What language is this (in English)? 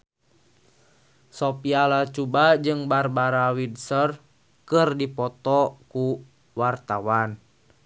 Sundanese